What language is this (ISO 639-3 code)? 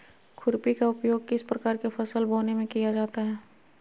mag